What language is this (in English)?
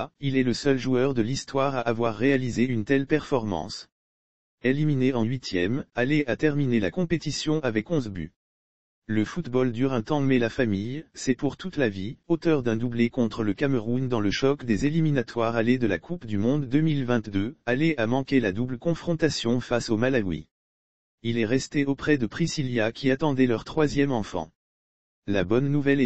French